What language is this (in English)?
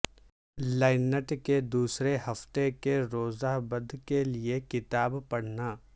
Urdu